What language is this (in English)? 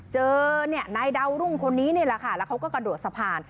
Thai